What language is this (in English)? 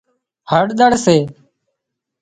Wadiyara Koli